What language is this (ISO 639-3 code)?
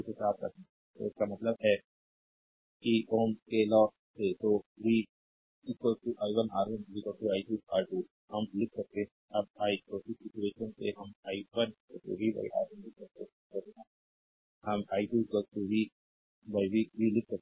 hin